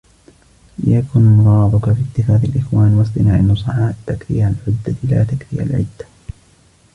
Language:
Arabic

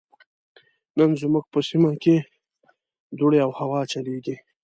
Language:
Pashto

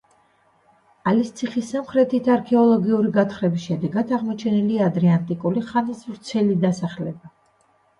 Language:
Georgian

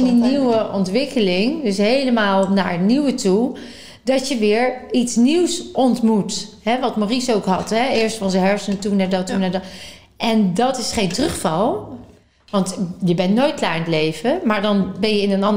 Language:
Dutch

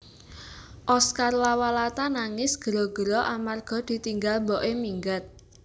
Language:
Javanese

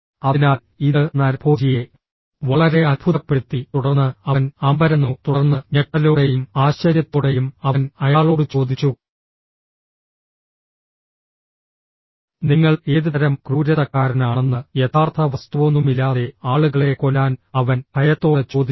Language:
Malayalam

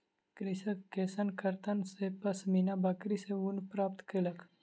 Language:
Maithili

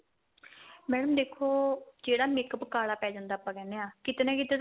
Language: Punjabi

